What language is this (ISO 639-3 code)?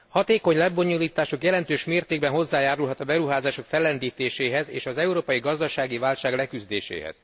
hun